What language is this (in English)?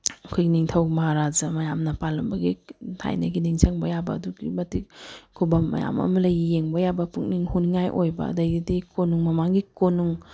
Manipuri